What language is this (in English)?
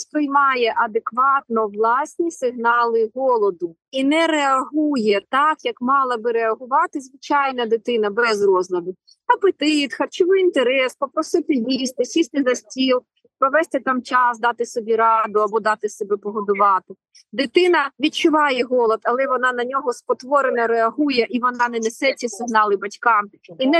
Ukrainian